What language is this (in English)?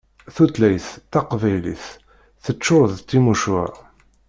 Kabyle